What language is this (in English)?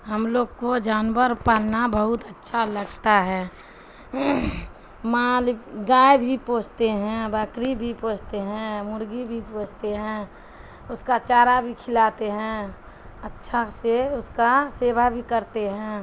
Urdu